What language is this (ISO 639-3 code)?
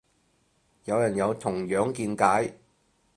yue